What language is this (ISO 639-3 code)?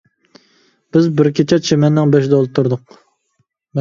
uig